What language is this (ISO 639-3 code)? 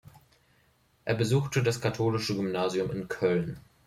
deu